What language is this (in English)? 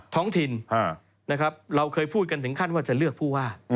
Thai